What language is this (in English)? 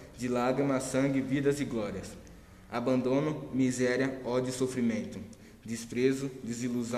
Portuguese